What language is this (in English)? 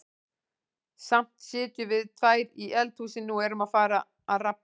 Icelandic